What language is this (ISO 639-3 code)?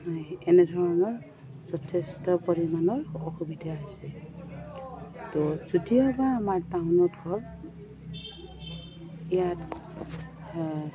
asm